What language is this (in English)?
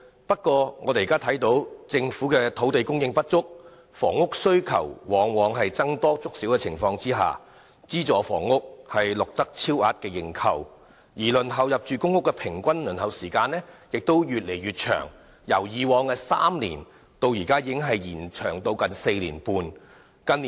Cantonese